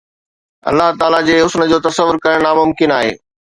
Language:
Sindhi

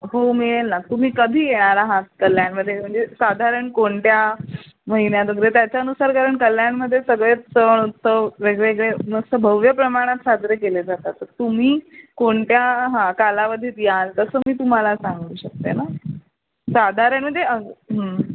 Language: Marathi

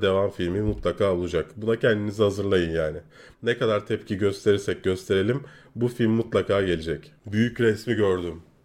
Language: Turkish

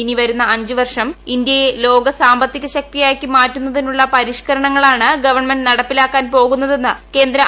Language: Malayalam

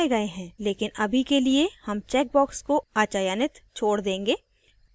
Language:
Hindi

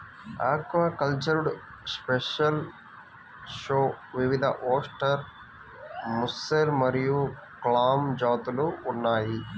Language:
Telugu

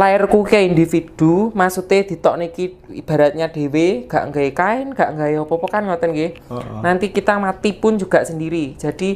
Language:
Indonesian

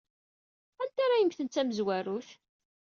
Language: Kabyle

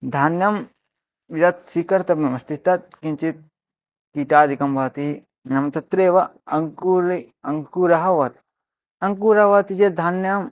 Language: Sanskrit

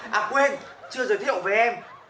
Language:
Vietnamese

